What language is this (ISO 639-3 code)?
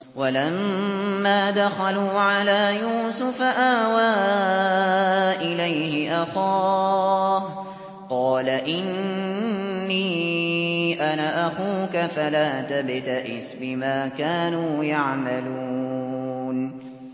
ara